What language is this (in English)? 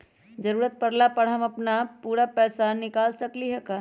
Magahi